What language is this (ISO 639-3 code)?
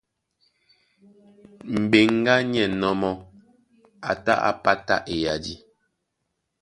dua